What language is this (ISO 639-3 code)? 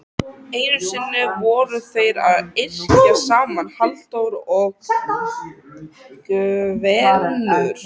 isl